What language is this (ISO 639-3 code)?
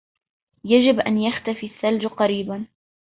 ara